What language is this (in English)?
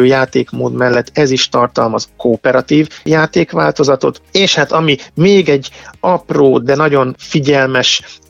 Hungarian